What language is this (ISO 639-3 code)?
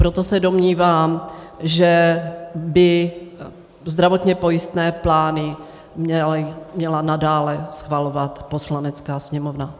ces